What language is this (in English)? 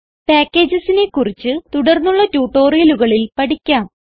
Malayalam